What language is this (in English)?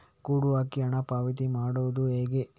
Kannada